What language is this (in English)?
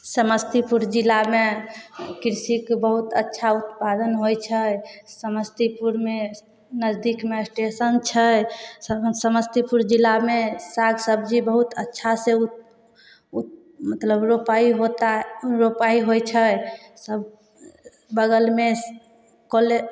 Maithili